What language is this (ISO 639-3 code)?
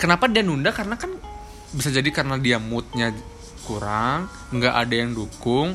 ind